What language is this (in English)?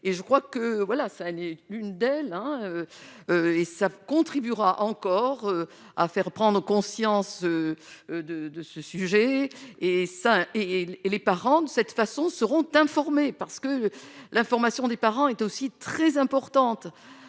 French